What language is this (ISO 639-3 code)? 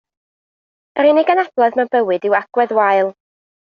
cym